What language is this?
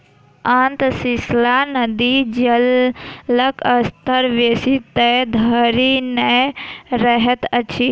Maithili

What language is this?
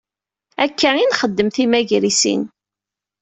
Kabyle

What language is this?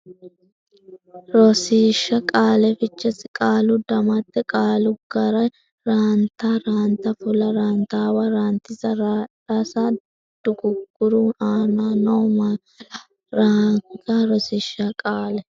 Sidamo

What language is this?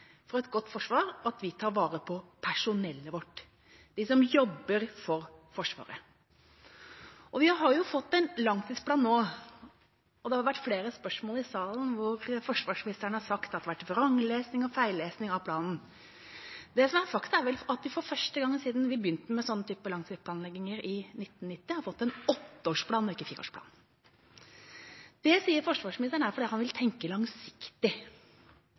Norwegian Bokmål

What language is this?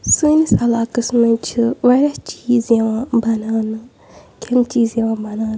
Kashmiri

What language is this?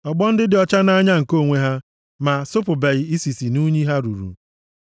Igbo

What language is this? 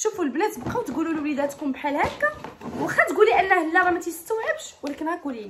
Arabic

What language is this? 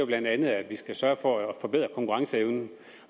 Danish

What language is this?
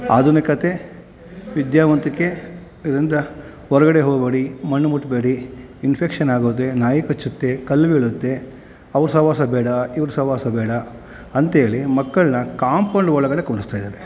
Kannada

